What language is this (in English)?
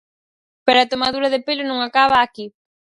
Galician